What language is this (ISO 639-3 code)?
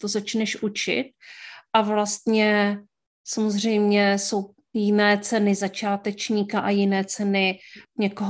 ces